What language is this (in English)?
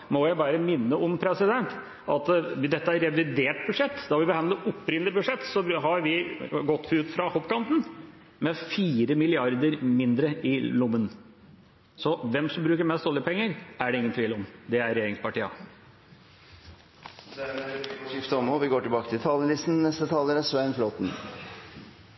Norwegian